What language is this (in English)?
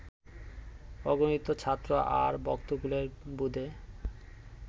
Bangla